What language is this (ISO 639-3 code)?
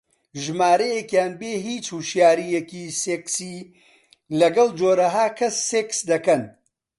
ckb